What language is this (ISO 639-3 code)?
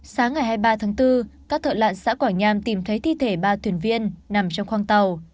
vie